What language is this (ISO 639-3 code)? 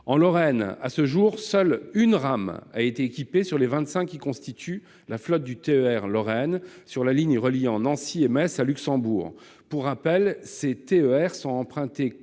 fra